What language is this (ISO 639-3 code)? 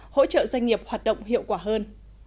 vie